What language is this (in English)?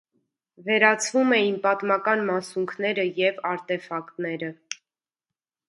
Armenian